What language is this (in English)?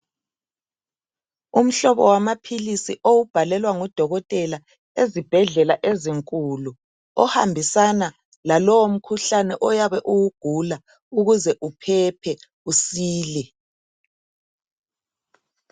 North Ndebele